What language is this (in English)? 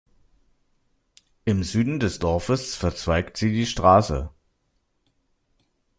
German